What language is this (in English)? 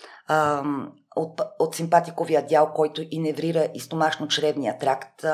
Bulgarian